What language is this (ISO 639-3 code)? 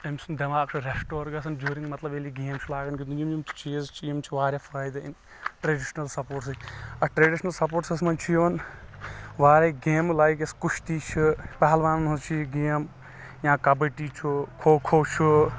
kas